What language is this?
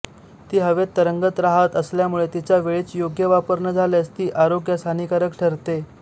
Marathi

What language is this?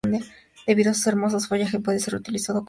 Spanish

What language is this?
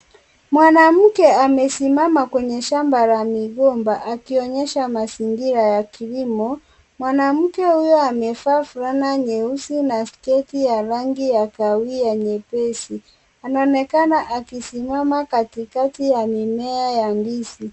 Swahili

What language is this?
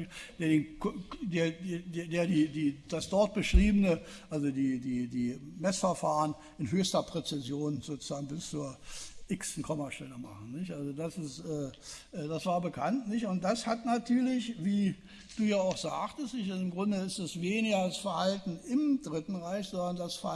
German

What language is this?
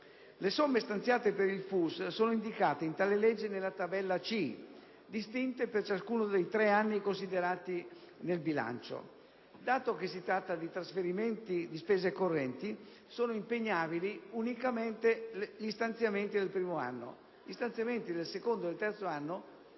Italian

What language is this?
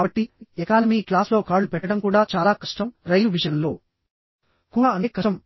Telugu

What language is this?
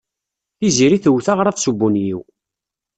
Kabyle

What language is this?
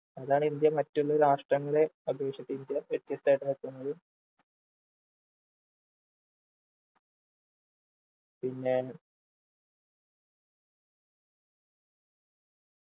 Malayalam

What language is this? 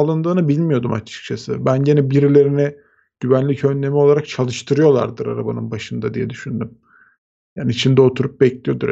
Turkish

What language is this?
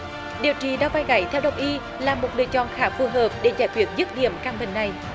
Vietnamese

